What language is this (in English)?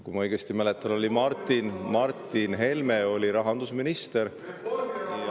Estonian